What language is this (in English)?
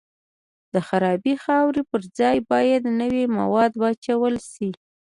Pashto